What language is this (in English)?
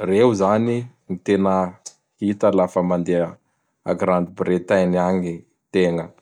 Bara Malagasy